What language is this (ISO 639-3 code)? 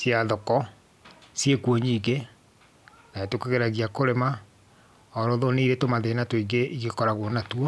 kik